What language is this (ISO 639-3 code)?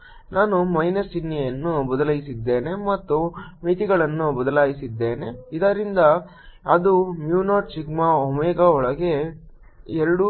kan